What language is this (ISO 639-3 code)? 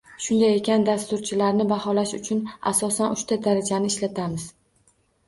uzb